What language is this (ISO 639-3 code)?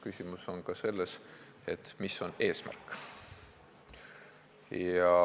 est